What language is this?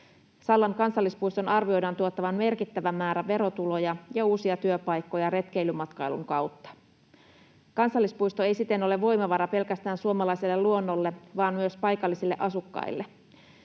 Finnish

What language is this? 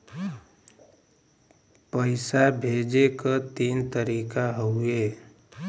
Bhojpuri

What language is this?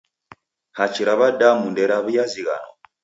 Taita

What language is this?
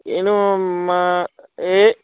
Punjabi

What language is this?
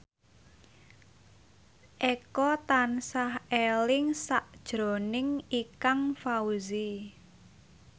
Javanese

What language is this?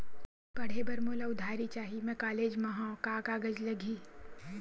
Chhattisgarhi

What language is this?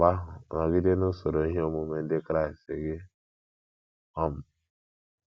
Igbo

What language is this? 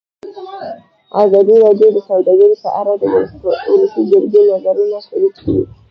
Pashto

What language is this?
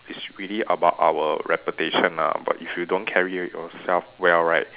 English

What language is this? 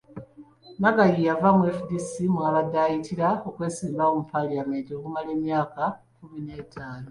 Ganda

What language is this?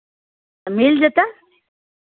Maithili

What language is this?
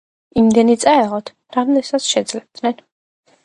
Georgian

